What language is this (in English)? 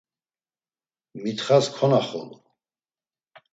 Laz